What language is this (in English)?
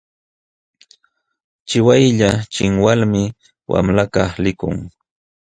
Jauja Wanca Quechua